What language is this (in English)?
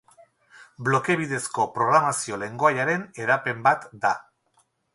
Basque